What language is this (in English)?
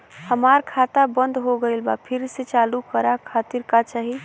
Bhojpuri